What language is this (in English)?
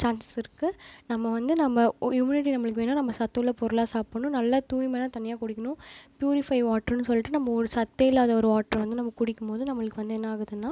Tamil